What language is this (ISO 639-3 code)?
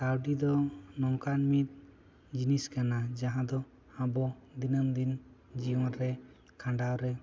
sat